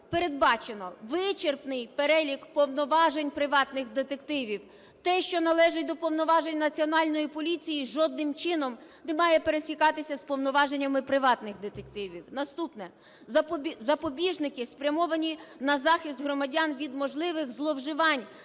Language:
Ukrainian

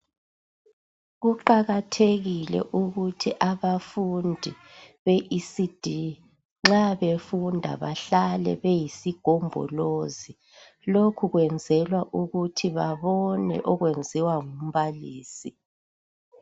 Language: North Ndebele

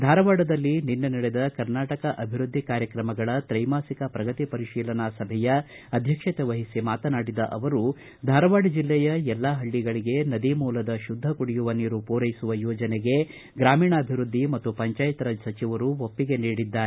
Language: Kannada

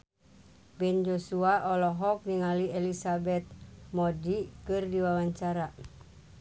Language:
Sundanese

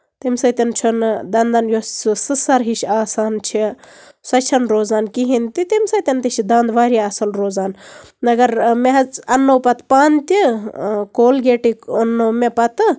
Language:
Kashmiri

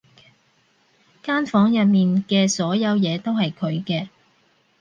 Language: Cantonese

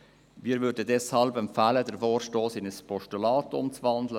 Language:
Swiss German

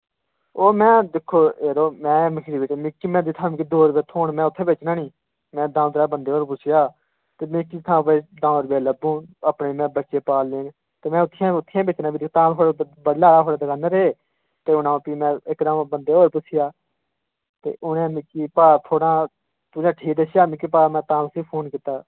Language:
Dogri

